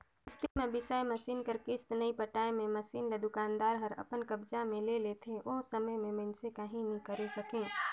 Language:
Chhattisgarhi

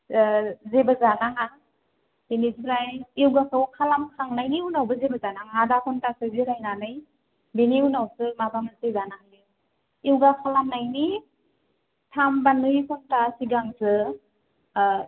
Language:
Bodo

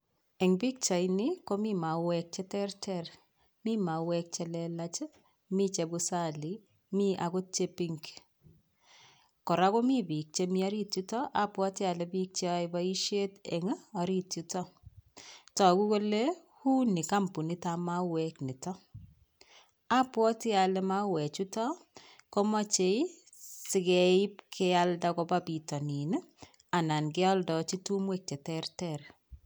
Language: Kalenjin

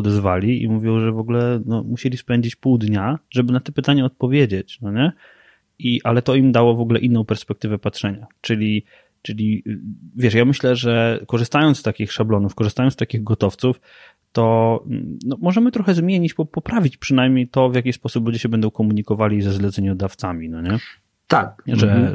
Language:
Polish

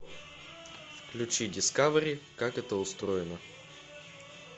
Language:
Russian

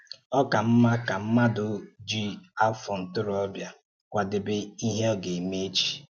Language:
Igbo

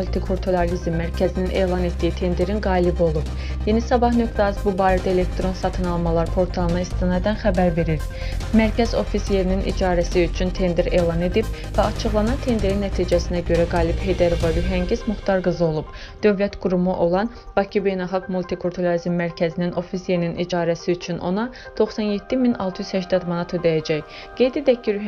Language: Turkish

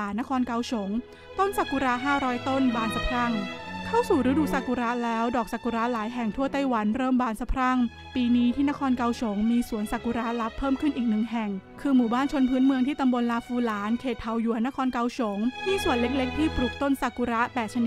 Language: Thai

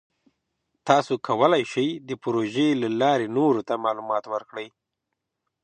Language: Pashto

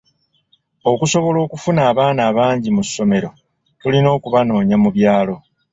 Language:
Ganda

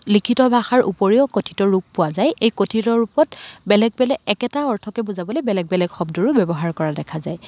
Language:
Assamese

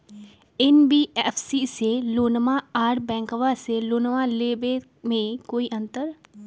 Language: Magahi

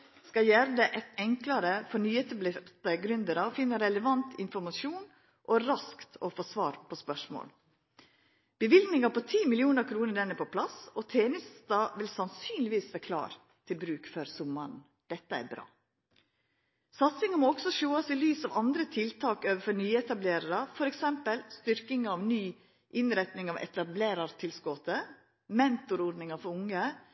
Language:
Norwegian Nynorsk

